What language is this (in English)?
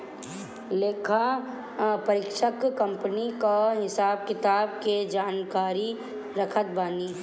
Bhojpuri